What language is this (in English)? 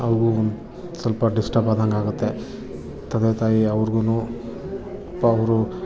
Kannada